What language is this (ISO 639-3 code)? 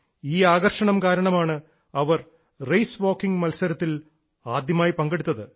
mal